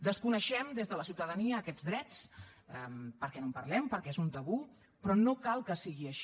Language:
Catalan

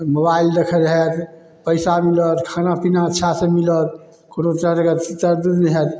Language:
Maithili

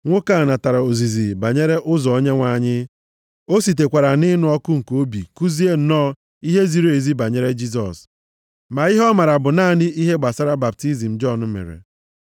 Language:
Igbo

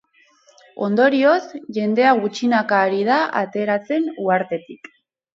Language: Basque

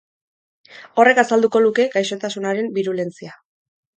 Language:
Basque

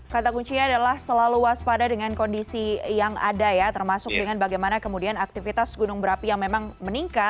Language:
Indonesian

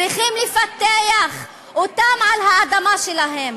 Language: Hebrew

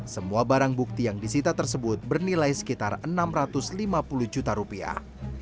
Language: Indonesian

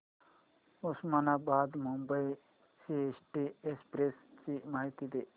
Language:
Marathi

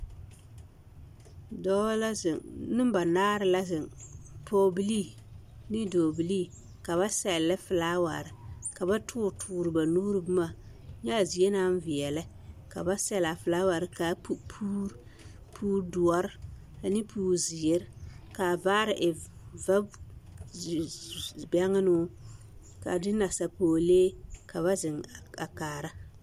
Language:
Southern Dagaare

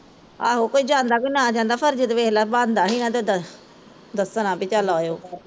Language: Punjabi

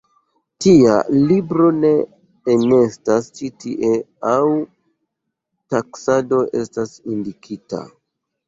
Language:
Esperanto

